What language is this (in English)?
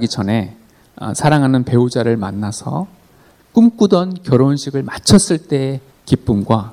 Korean